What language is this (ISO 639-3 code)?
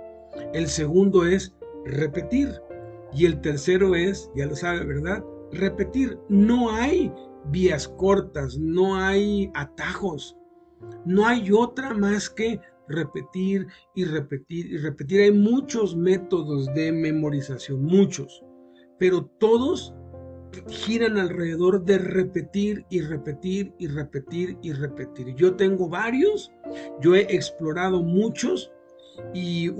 spa